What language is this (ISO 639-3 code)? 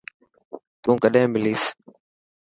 mki